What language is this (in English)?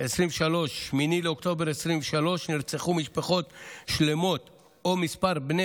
Hebrew